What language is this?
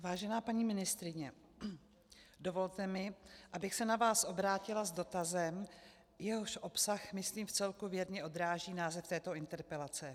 Czech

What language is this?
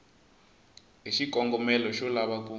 Tsonga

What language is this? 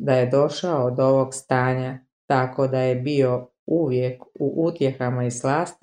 Croatian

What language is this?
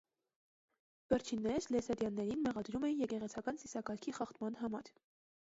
Armenian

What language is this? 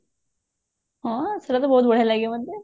Odia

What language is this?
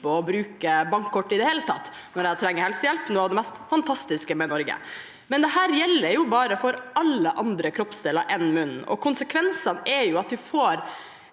Norwegian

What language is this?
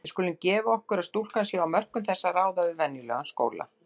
Icelandic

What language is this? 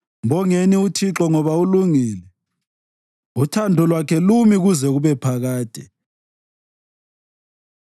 North Ndebele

